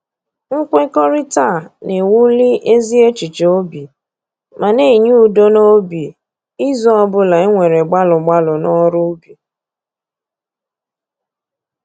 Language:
Igbo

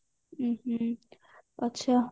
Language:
Odia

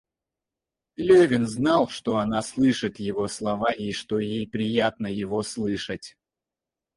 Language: Russian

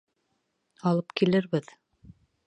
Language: Bashkir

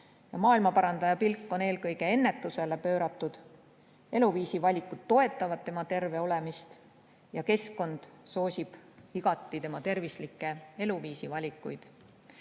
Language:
Estonian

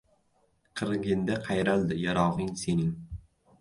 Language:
Uzbek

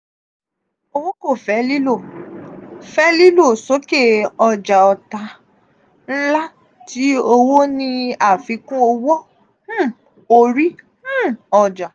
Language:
Yoruba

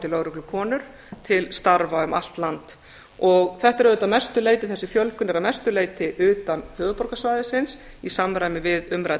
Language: Icelandic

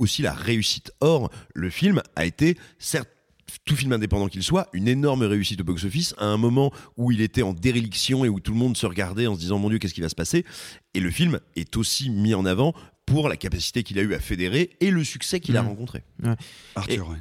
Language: French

